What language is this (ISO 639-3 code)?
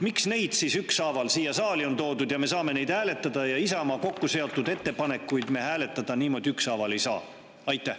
est